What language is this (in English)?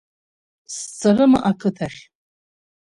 Abkhazian